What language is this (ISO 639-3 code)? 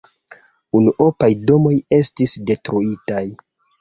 epo